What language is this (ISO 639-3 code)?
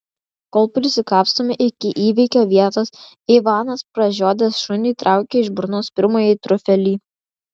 lit